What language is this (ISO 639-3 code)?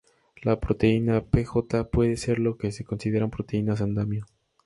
spa